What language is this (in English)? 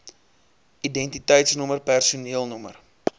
Afrikaans